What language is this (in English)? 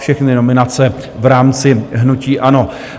Czech